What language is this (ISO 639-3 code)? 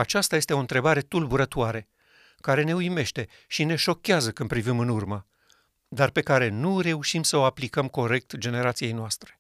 ron